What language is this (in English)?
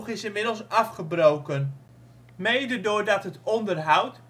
Dutch